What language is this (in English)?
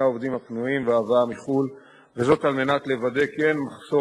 Hebrew